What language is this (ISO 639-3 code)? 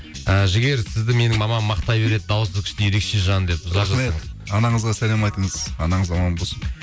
kaz